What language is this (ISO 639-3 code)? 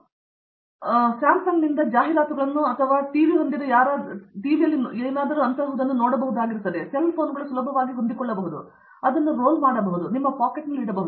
kan